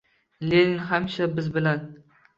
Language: Uzbek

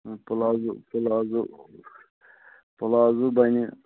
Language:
Kashmiri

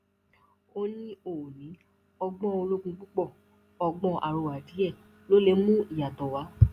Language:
Yoruba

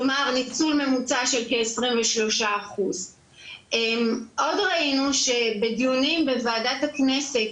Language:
Hebrew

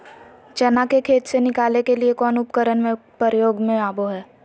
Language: Magahi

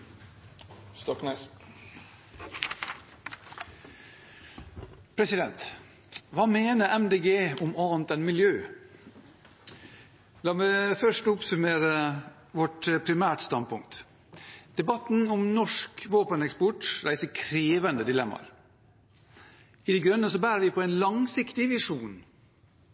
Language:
Norwegian Bokmål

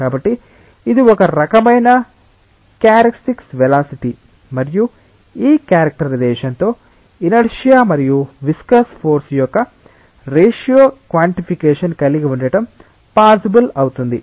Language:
Telugu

